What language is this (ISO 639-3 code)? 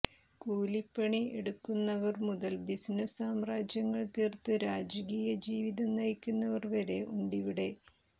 mal